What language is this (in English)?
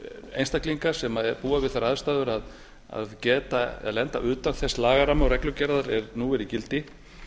Icelandic